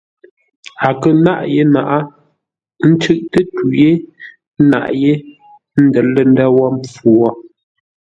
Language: Ngombale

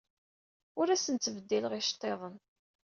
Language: Kabyle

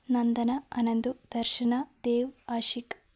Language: Malayalam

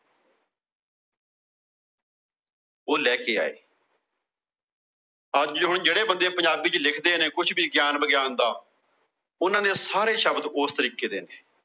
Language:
Punjabi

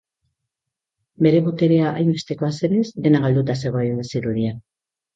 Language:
Basque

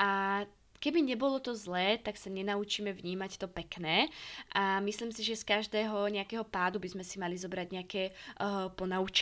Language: Slovak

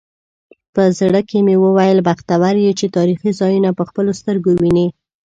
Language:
Pashto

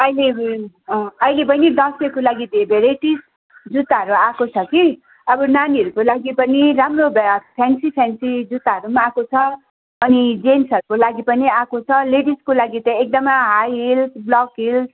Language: Nepali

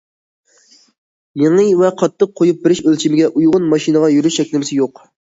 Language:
Uyghur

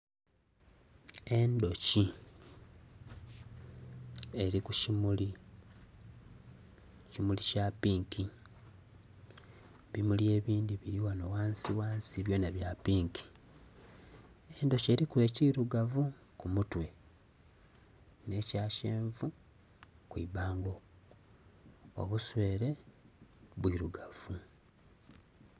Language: Soga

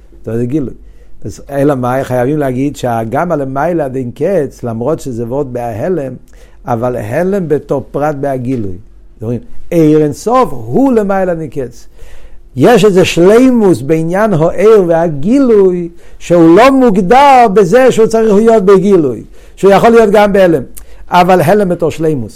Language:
Hebrew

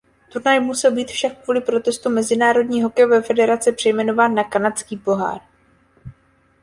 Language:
Czech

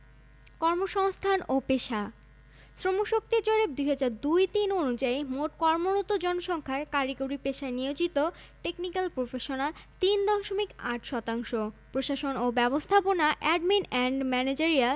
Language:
Bangla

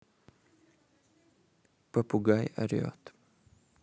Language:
Russian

